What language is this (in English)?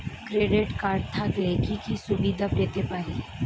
Bangla